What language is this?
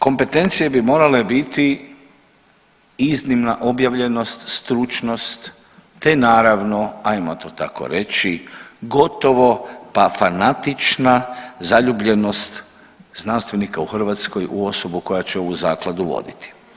Croatian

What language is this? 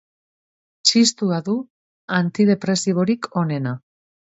Basque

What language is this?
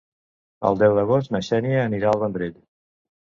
Catalan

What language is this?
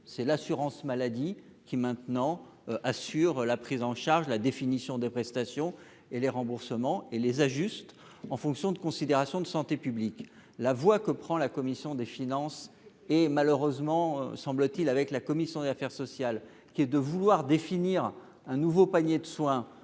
French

